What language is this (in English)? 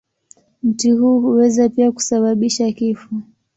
Swahili